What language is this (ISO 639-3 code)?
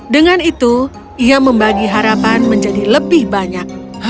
ind